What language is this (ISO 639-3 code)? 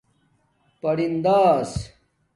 dmk